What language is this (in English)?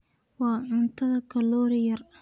Somali